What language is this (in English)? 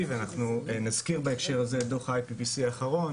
Hebrew